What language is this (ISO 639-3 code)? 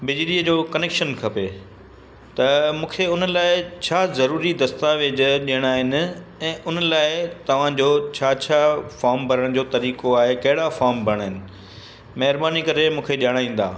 snd